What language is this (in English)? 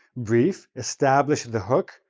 English